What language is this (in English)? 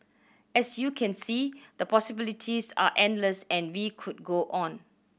English